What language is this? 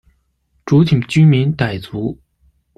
Chinese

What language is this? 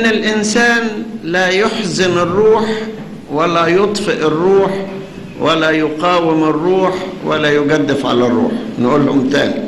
Arabic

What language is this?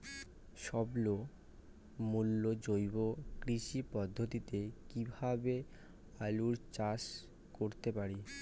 Bangla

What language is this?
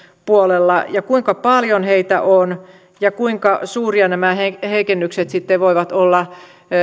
Finnish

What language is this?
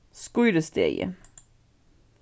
Faroese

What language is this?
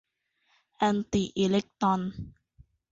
Thai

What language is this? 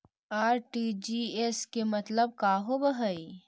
Magahi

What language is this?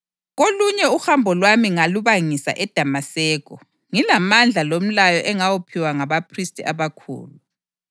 North Ndebele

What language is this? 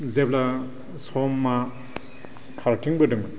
Bodo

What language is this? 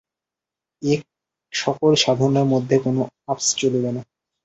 Bangla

